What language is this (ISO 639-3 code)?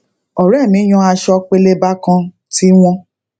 yor